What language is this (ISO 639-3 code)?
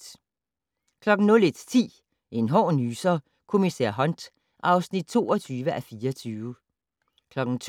dan